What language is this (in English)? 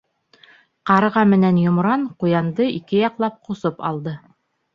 Bashkir